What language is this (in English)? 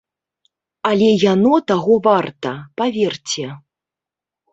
Belarusian